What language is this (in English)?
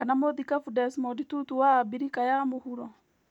Kikuyu